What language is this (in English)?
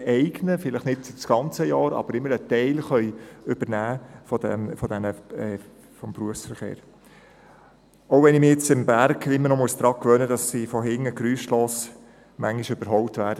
Swiss German